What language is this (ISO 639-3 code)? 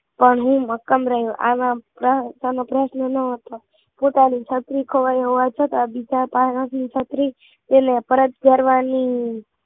guj